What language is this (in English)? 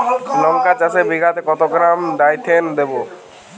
Bangla